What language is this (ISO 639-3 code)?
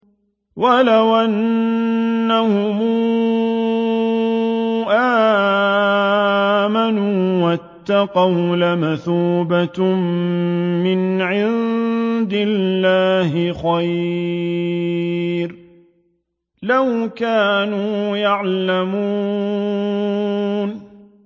ara